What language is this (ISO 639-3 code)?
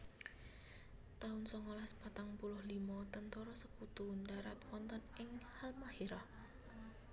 jav